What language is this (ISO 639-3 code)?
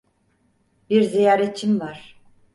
tur